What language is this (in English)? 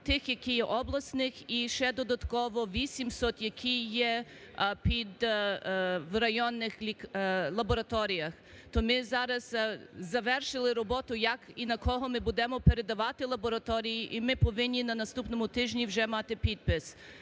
Ukrainian